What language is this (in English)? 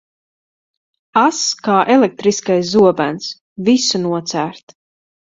Latvian